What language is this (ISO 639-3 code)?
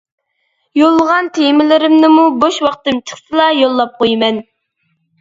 uig